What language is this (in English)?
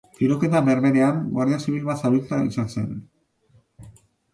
Basque